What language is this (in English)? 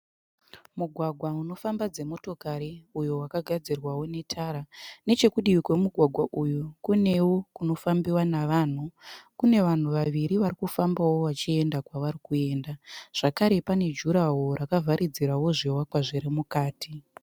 Shona